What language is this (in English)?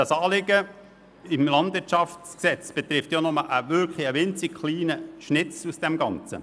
Swiss German